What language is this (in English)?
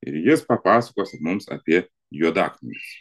Lithuanian